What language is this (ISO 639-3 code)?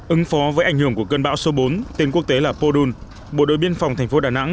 vie